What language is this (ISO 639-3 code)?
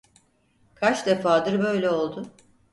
tur